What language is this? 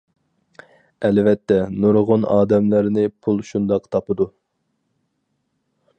Uyghur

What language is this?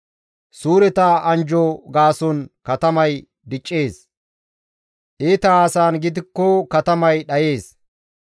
Gamo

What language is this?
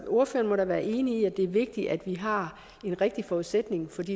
Danish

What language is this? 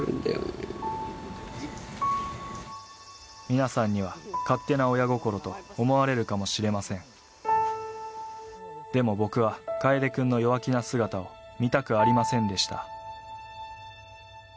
Japanese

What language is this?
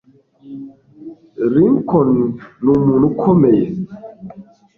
Kinyarwanda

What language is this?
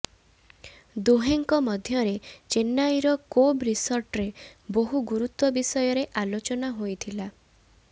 Odia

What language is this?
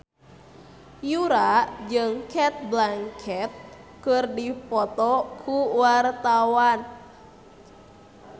Sundanese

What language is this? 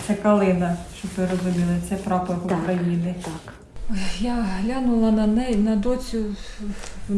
Ukrainian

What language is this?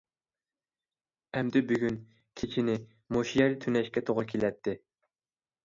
Uyghur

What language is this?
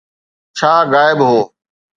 Sindhi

